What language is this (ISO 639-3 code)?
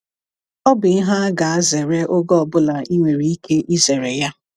ibo